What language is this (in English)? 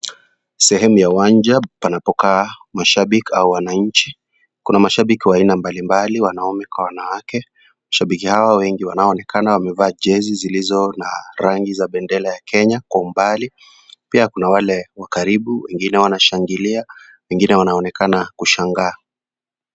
Swahili